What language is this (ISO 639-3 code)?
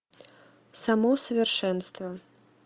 rus